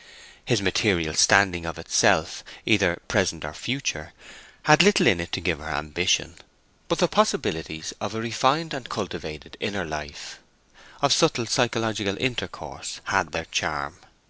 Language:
English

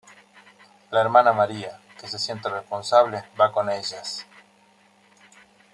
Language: Spanish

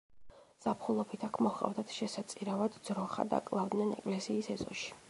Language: Georgian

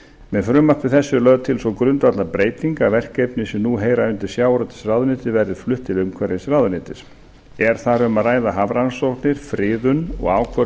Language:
Icelandic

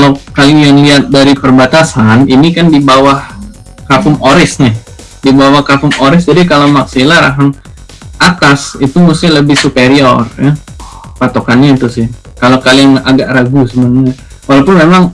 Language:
Indonesian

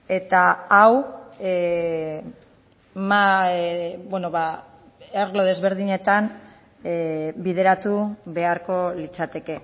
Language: Basque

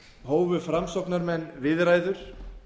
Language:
Icelandic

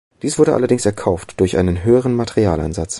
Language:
German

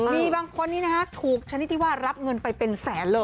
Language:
Thai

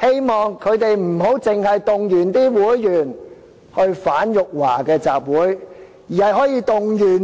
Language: Cantonese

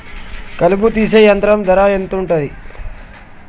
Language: Telugu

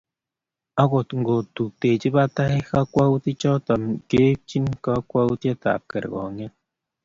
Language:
Kalenjin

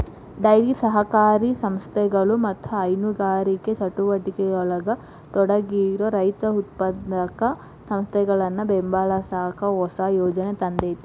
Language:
Kannada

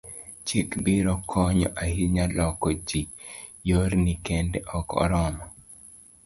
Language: Luo (Kenya and Tanzania)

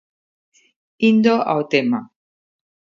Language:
Galician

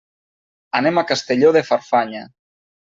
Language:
Catalan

